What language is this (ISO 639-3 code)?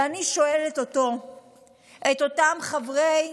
heb